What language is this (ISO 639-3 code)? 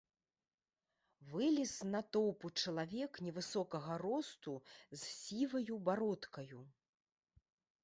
bel